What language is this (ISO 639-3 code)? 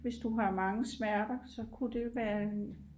dan